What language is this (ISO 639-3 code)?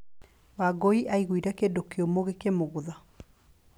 kik